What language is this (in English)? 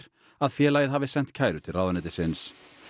Icelandic